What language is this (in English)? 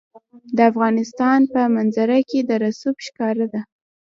Pashto